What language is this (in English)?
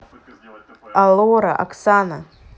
Russian